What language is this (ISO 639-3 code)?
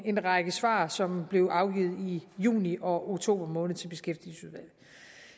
dan